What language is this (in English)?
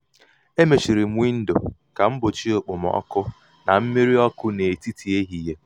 Igbo